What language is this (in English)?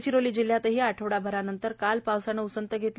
Marathi